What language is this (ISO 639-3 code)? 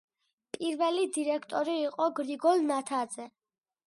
kat